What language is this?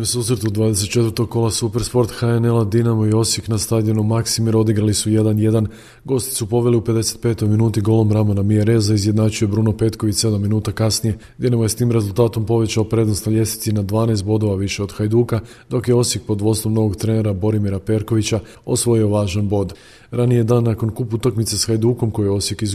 Croatian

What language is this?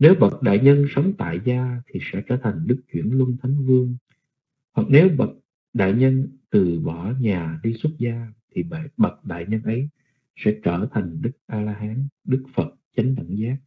Vietnamese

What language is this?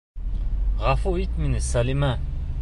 Bashkir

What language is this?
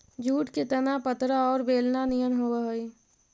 Magahi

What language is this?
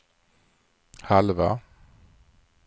Swedish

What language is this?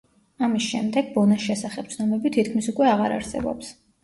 Georgian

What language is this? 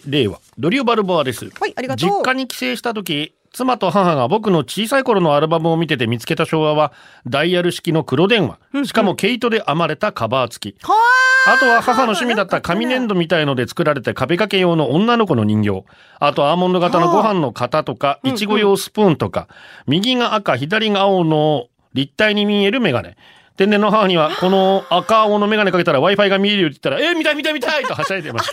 Japanese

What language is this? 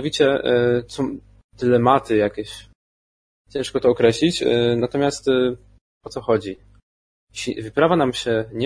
Polish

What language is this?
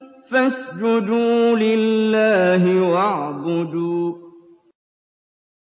Arabic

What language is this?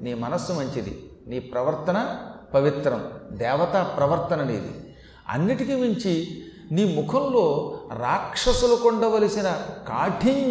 Telugu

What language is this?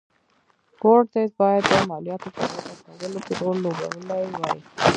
Pashto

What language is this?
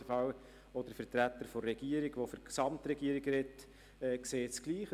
Swiss German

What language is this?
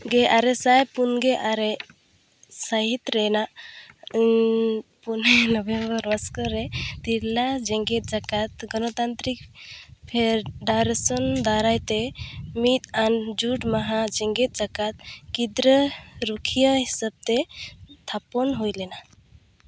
Santali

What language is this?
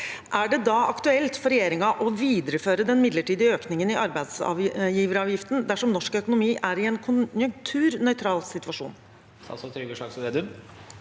Norwegian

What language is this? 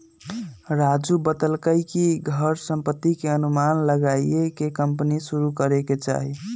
Magahi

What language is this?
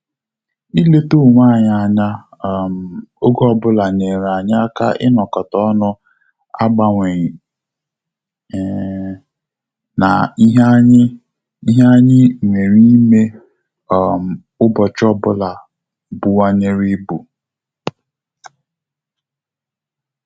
Igbo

